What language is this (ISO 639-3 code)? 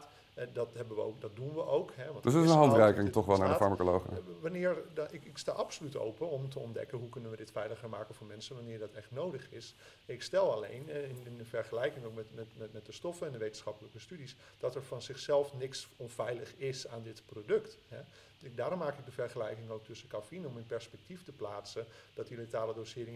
nld